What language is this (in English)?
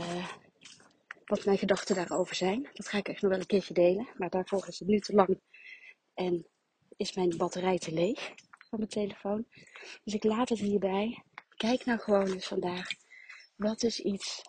Dutch